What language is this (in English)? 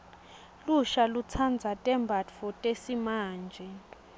Swati